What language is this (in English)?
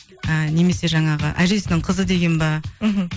Kazakh